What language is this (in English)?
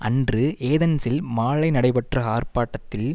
Tamil